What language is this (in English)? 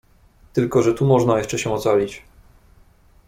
Polish